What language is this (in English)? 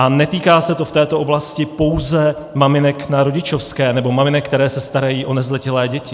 Czech